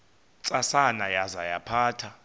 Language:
Xhosa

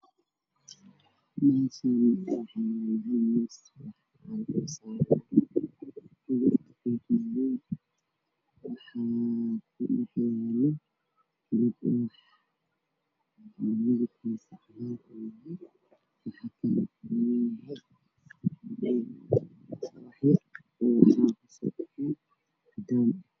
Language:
Somali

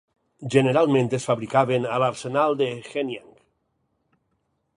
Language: Catalan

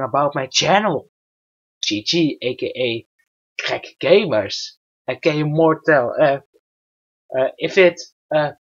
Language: Dutch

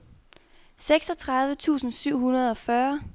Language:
Danish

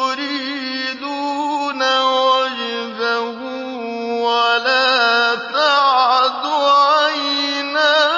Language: Arabic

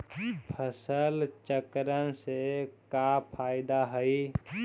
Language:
Magahi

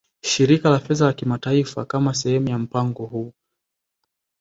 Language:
Swahili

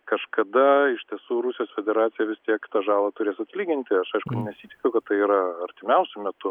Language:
Lithuanian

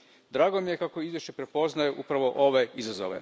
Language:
Croatian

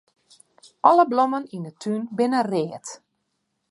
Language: Western Frisian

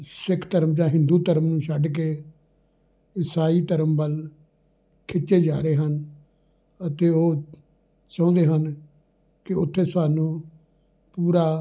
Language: Punjabi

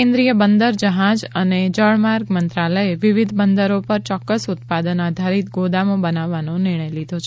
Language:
Gujarati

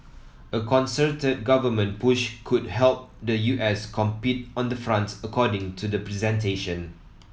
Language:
English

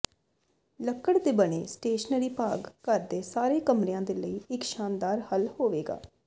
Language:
Punjabi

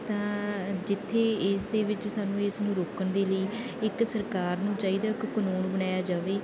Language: Punjabi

